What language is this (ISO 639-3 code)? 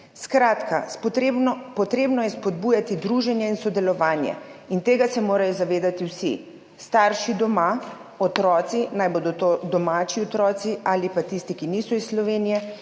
slv